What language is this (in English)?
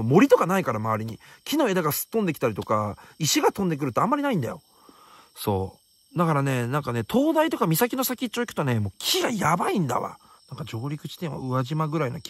Japanese